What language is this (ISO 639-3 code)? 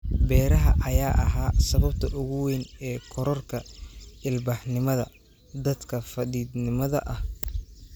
som